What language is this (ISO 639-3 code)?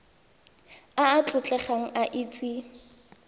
tsn